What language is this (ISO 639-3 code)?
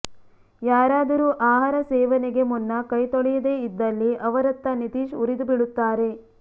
kan